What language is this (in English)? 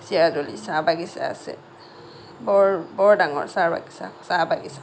Assamese